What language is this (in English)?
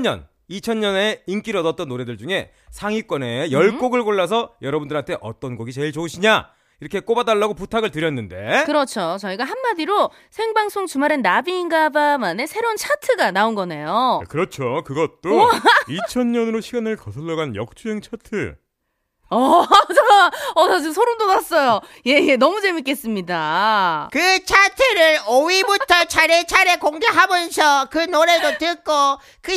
Korean